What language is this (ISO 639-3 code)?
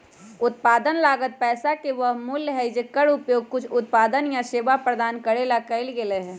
mag